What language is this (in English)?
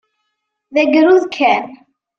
Kabyle